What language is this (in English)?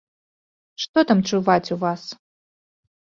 Belarusian